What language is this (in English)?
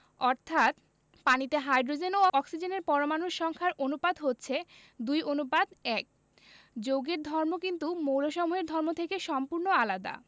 Bangla